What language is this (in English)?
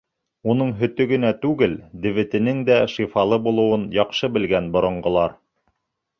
Bashkir